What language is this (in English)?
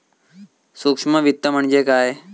Marathi